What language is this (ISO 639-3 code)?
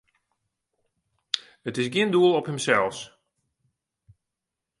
fry